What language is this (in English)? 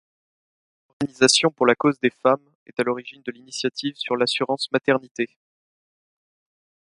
French